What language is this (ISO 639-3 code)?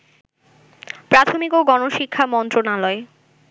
ben